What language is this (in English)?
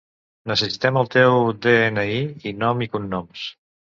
Catalan